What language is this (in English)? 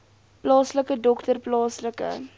Afrikaans